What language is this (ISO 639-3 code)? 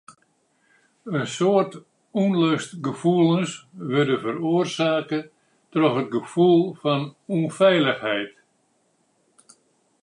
fry